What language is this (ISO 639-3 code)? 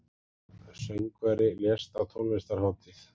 isl